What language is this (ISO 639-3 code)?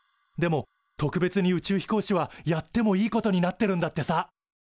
jpn